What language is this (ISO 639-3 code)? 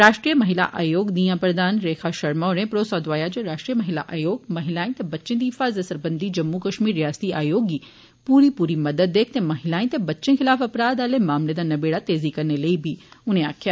doi